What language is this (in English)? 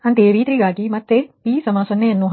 Kannada